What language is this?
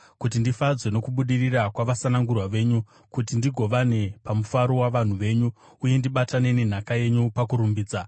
Shona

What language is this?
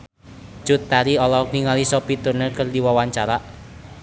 Sundanese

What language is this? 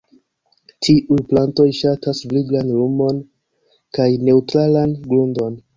Esperanto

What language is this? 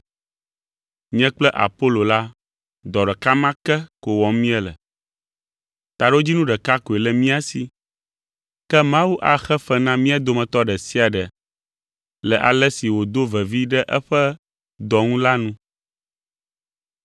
Ewe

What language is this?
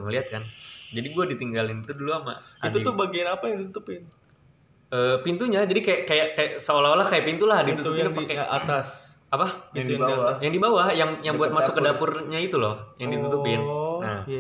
Indonesian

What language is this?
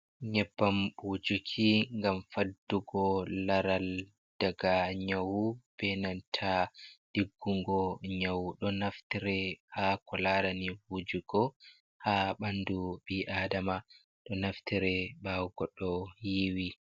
Fula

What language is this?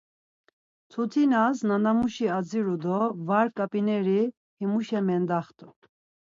Laz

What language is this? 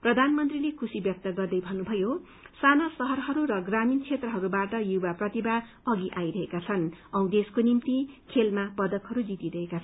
Nepali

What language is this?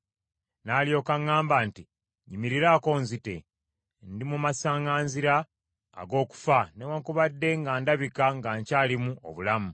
Ganda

